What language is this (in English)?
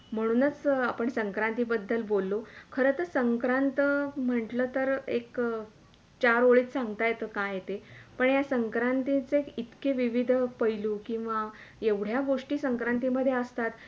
Marathi